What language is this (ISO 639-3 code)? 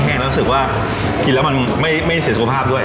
tha